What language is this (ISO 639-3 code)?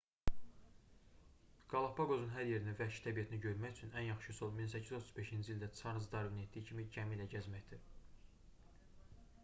aze